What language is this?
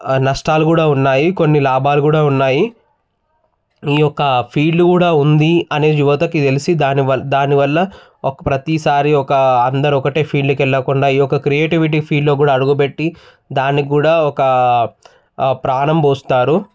Telugu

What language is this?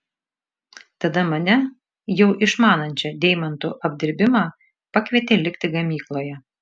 Lithuanian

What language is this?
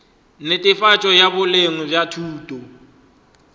Northern Sotho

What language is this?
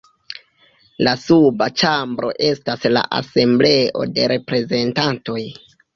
Esperanto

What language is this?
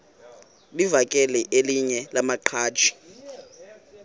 Xhosa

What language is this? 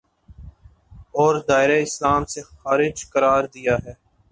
Urdu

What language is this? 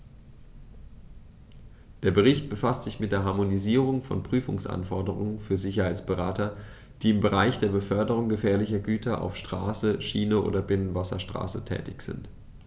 German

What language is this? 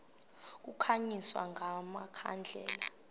Xhosa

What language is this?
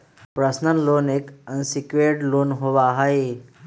Magahi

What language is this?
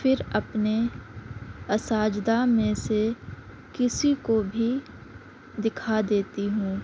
Urdu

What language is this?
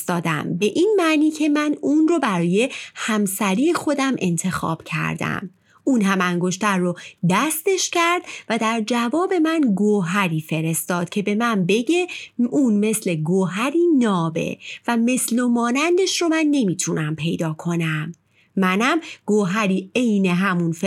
Persian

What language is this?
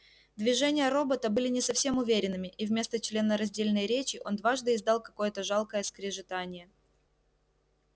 Russian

